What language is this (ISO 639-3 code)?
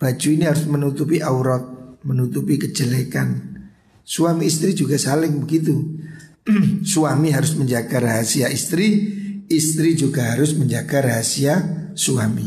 ind